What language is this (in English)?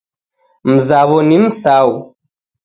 Taita